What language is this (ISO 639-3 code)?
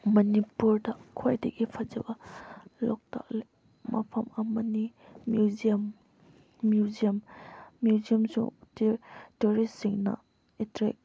mni